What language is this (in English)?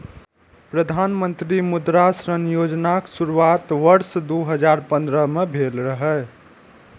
Maithili